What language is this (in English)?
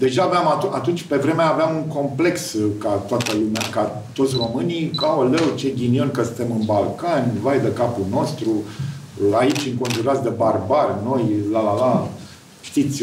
Romanian